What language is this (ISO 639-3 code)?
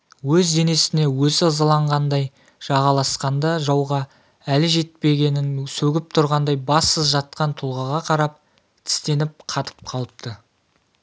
kaz